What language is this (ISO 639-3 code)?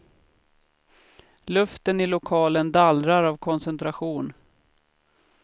swe